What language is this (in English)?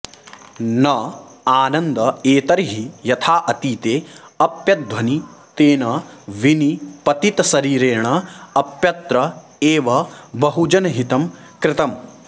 Sanskrit